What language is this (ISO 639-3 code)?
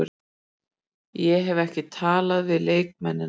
isl